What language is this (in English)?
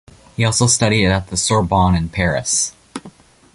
English